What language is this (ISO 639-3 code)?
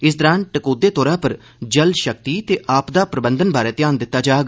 doi